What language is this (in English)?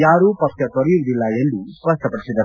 Kannada